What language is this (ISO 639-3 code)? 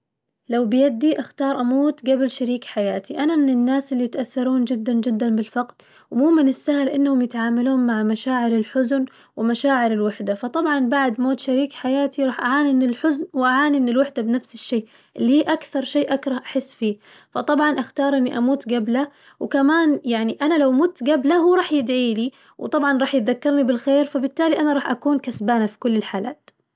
ars